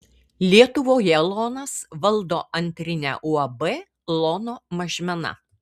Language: Lithuanian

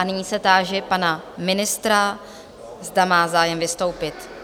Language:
Czech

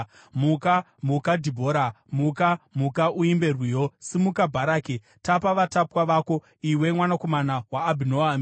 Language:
Shona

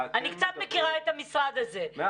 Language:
Hebrew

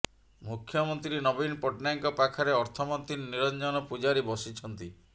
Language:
Odia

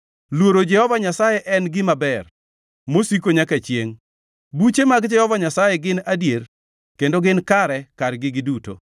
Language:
Luo (Kenya and Tanzania)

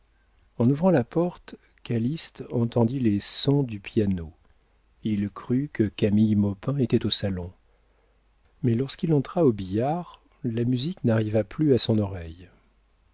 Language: French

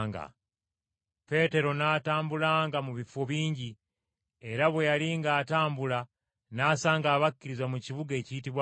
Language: Ganda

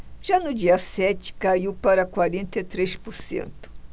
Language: Portuguese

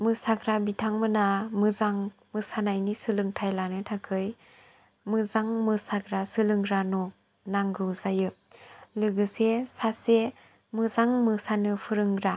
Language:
Bodo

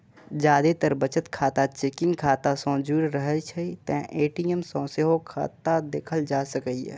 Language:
Maithili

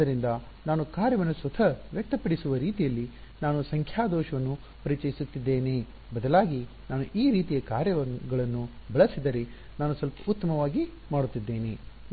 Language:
Kannada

